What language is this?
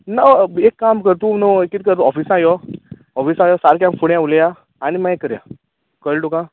Konkani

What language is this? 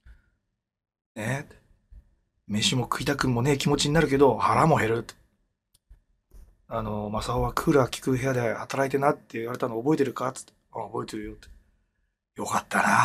Japanese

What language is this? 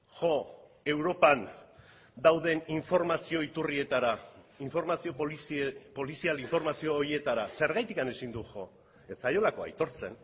Basque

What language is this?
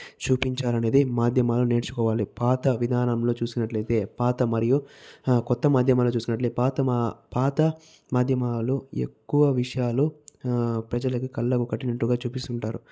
Telugu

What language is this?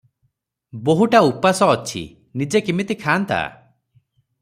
Odia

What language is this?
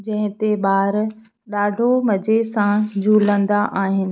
Sindhi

